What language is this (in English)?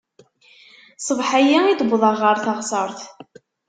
Kabyle